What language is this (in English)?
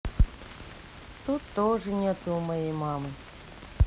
Russian